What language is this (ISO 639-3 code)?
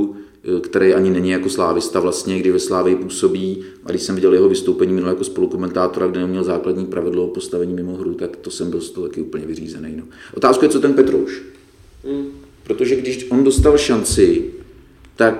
ces